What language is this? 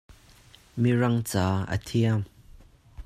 Hakha Chin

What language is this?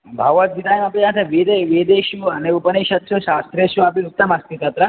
Sanskrit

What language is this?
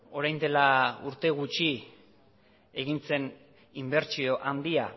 Basque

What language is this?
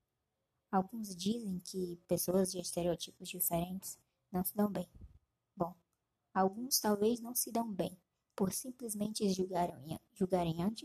Portuguese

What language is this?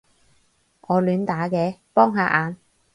Cantonese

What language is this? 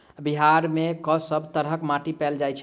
Maithili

